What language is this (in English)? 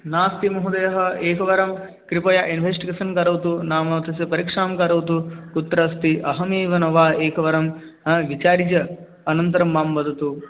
Sanskrit